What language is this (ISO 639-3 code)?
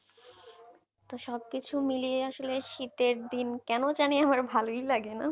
ben